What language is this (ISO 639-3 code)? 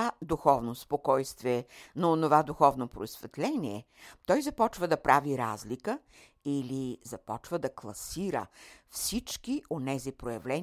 bul